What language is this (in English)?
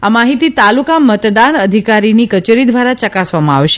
Gujarati